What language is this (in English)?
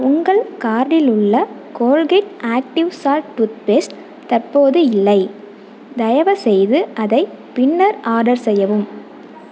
Tamil